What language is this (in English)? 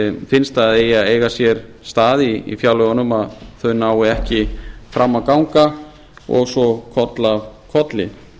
Icelandic